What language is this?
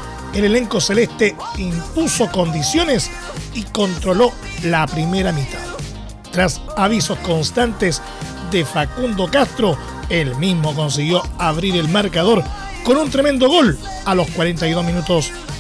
Spanish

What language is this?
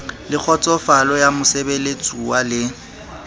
Southern Sotho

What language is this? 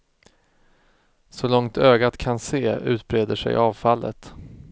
Swedish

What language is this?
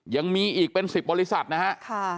Thai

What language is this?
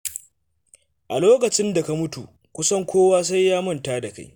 Hausa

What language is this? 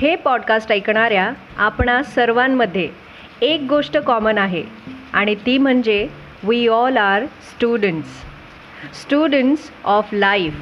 Marathi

